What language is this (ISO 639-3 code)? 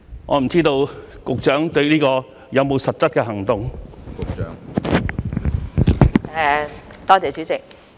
yue